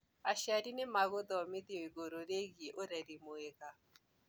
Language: Kikuyu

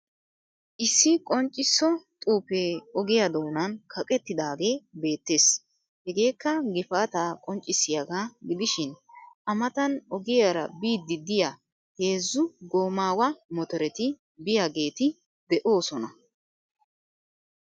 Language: Wolaytta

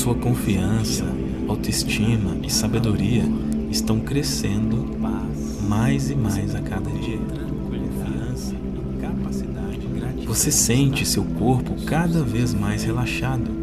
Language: Portuguese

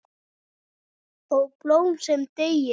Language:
Icelandic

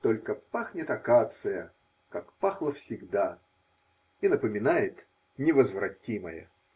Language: Russian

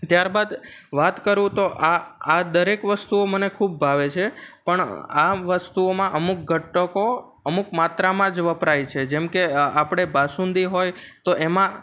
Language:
Gujarati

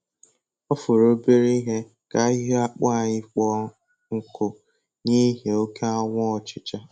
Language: Igbo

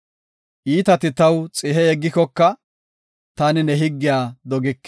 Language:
Gofa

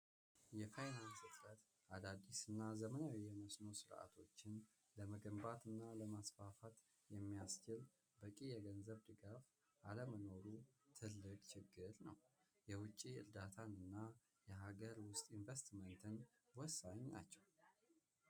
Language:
Amharic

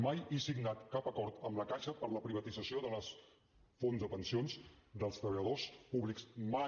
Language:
Catalan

